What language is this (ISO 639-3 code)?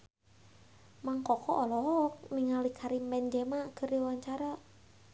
sun